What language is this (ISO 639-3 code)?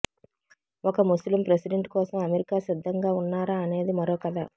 tel